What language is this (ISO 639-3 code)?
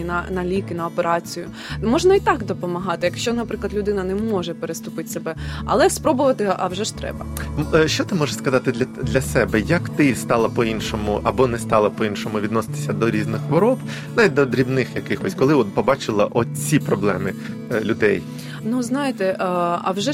ukr